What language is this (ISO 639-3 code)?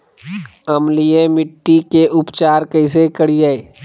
mag